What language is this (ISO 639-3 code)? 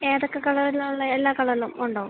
mal